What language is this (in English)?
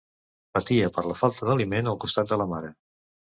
Catalan